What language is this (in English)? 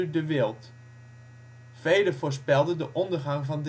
Dutch